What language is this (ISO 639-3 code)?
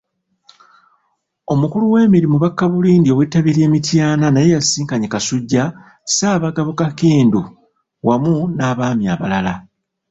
lug